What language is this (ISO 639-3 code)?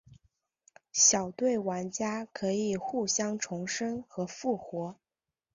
zho